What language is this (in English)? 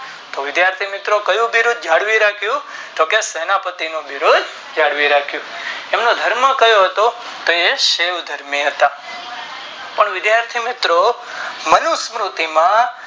Gujarati